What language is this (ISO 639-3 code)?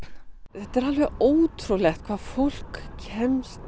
isl